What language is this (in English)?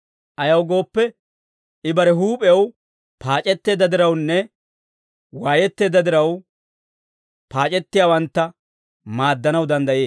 Dawro